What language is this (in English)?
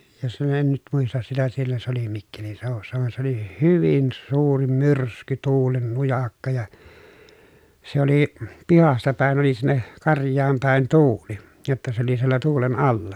Finnish